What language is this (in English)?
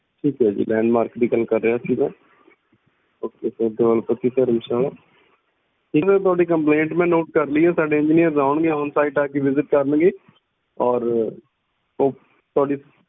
Punjabi